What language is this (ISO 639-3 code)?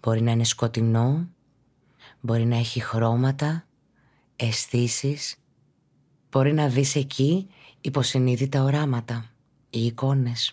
ell